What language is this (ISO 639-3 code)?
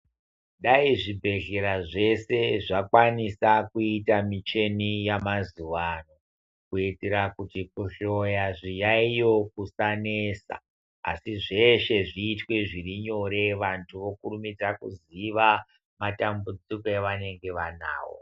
ndc